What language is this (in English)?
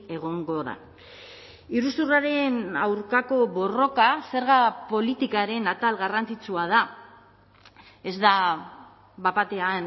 Basque